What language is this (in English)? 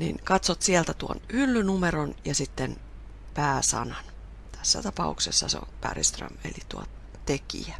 Finnish